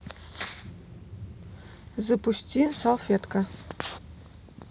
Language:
Russian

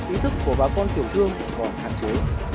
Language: Vietnamese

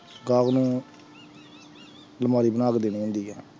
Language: Punjabi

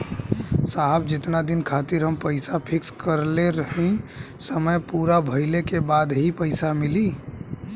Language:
Bhojpuri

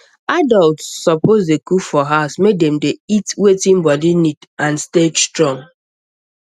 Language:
Nigerian Pidgin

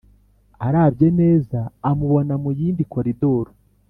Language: Kinyarwanda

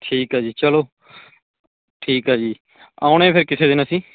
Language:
Punjabi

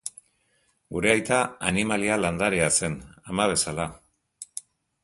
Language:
Basque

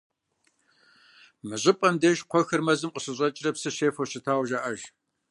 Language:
Kabardian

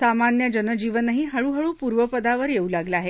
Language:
Marathi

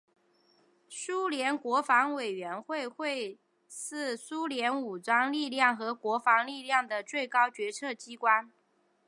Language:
Chinese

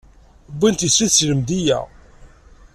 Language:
Kabyle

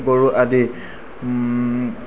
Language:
Assamese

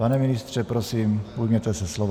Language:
Czech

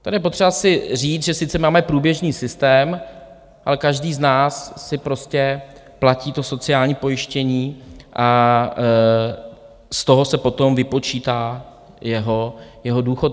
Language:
Czech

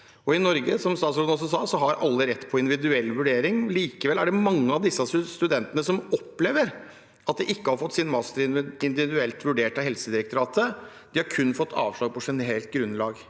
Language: Norwegian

